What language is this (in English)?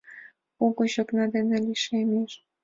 Mari